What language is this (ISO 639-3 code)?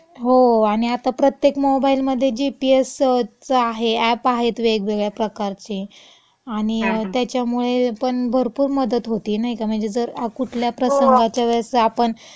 mar